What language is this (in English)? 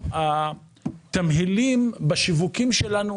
Hebrew